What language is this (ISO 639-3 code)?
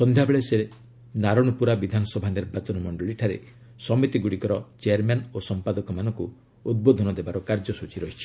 ori